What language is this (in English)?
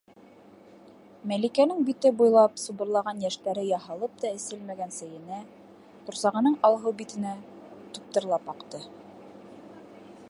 Bashkir